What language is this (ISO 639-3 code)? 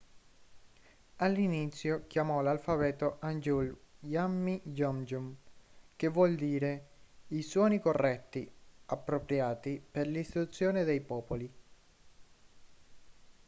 ita